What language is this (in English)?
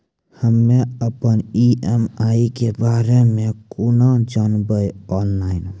Maithili